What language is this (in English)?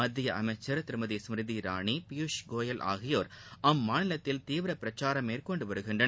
Tamil